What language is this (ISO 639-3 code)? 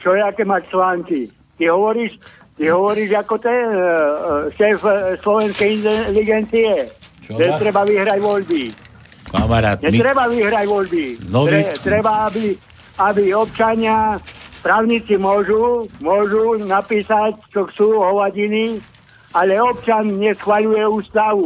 slk